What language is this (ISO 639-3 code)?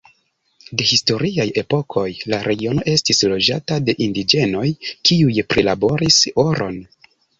epo